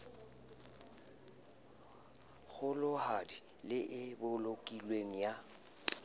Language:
Southern Sotho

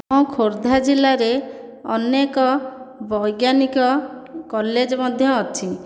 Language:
Odia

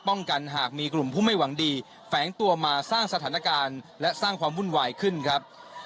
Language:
Thai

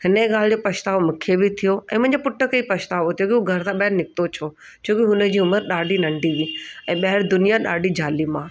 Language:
Sindhi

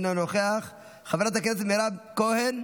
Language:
Hebrew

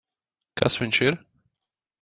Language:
Latvian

